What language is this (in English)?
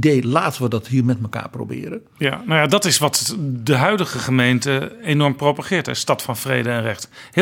Dutch